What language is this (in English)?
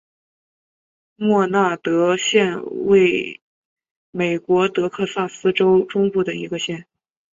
Chinese